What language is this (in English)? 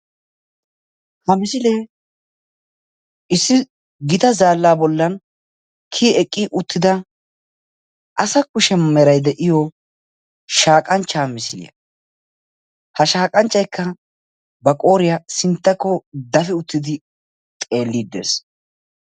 Wolaytta